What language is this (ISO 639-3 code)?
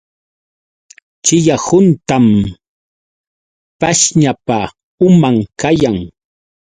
qux